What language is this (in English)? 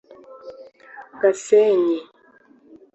Kinyarwanda